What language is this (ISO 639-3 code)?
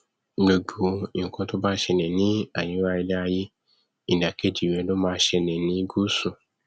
yor